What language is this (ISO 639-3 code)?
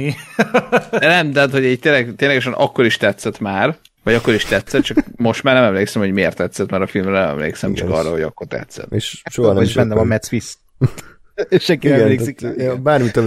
hun